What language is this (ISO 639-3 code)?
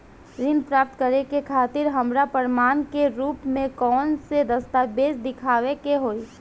bho